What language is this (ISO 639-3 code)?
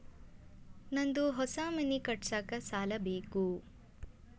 kan